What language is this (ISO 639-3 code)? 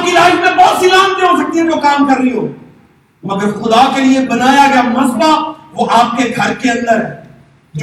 urd